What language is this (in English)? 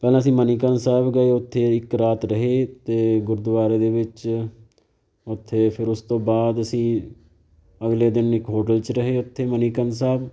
Punjabi